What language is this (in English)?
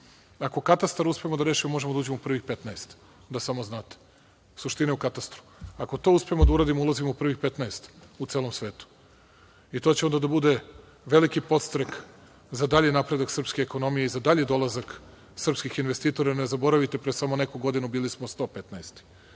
Serbian